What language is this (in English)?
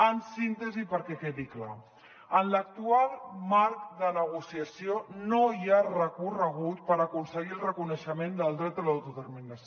Catalan